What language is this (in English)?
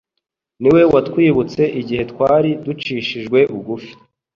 Kinyarwanda